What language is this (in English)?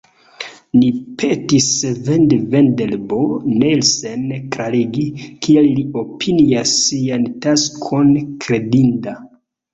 Esperanto